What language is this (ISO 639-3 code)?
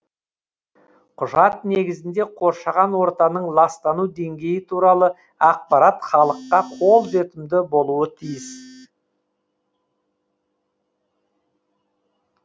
kaz